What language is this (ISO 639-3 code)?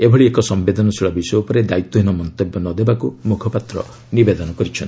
ori